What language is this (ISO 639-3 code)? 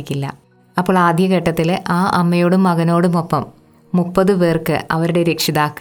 mal